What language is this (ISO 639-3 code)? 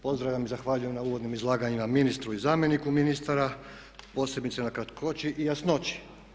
hrv